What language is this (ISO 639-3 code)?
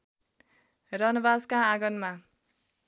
nep